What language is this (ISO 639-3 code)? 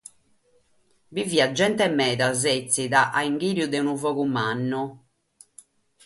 srd